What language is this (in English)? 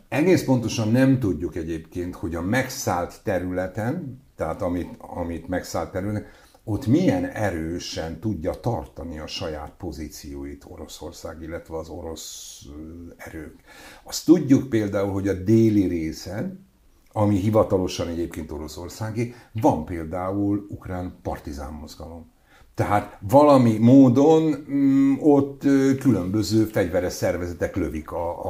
Hungarian